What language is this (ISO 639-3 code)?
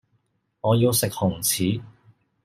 yue